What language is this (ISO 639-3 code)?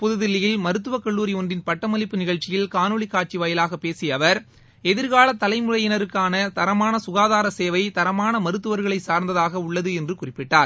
tam